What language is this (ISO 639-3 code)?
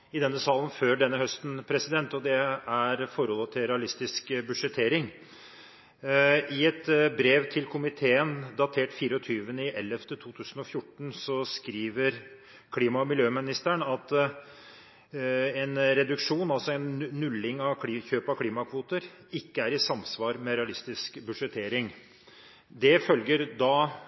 nob